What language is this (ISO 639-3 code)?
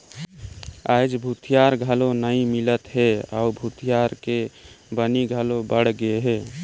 hne